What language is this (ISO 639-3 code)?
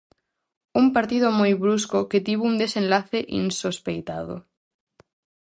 glg